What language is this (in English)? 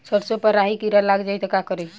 Bhojpuri